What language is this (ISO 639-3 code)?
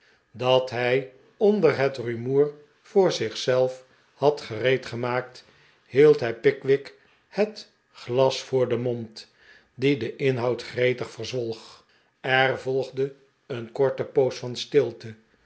nld